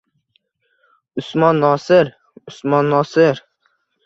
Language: Uzbek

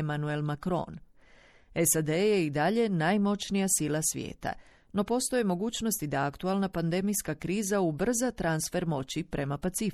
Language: Croatian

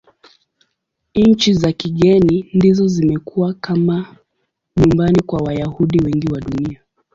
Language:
Swahili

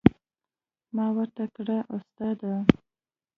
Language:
Pashto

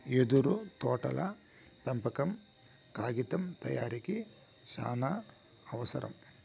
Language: Telugu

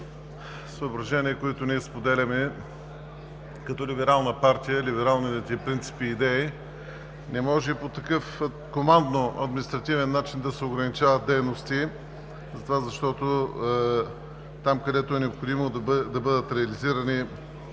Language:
Bulgarian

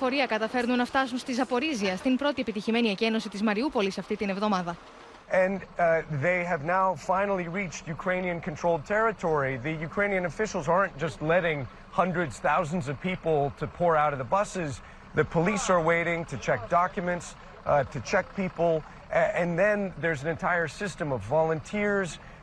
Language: Greek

